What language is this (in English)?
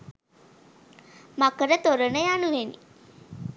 Sinhala